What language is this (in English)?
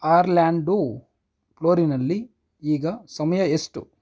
Kannada